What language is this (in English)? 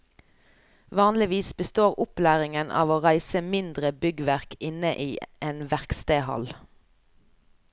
Norwegian